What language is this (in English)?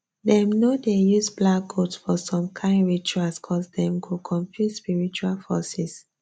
Nigerian Pidgin